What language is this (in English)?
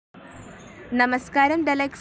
Malayalam